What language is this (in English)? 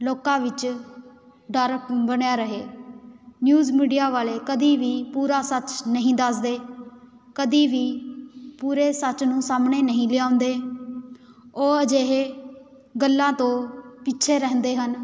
Punjabi